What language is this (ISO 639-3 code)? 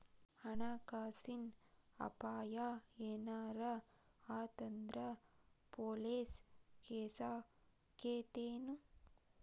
kan